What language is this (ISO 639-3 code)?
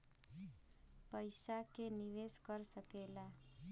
bho